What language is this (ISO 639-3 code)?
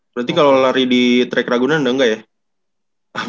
ind